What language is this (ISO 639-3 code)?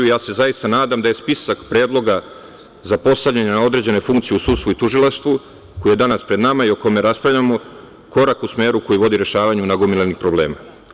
srp